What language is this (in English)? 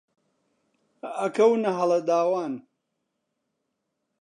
Central Kurdish